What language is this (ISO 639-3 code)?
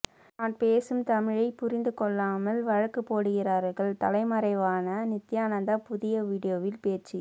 tam